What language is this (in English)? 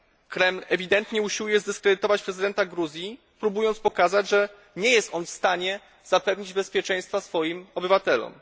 Polish